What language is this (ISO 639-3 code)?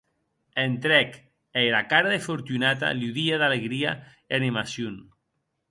oci